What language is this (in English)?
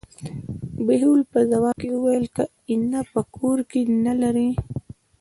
Pashto